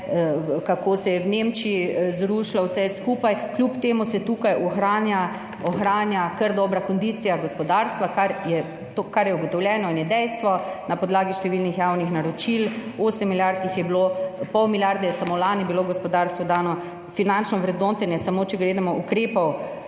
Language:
Slovenian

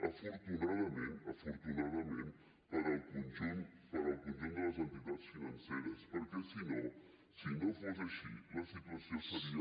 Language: Catalan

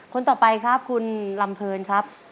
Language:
Thai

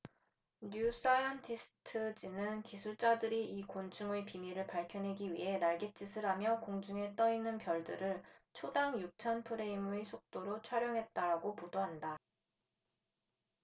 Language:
Korean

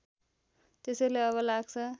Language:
Nepali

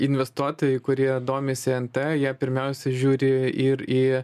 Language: Lithuanian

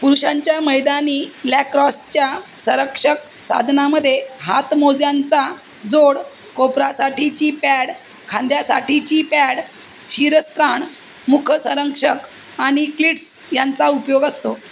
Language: Marathi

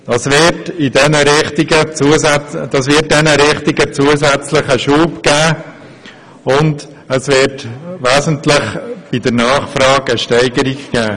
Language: Swiss German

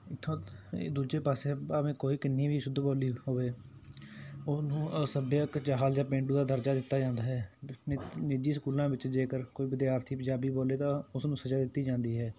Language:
Punjabi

